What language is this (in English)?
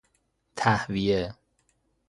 Persian